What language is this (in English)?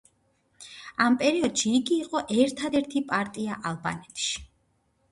Georgian